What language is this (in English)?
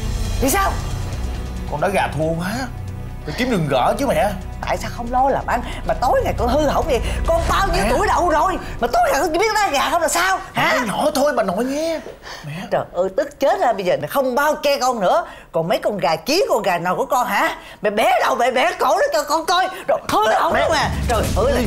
Vietnamese